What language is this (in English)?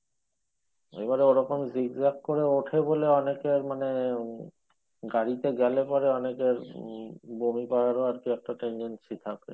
Bangla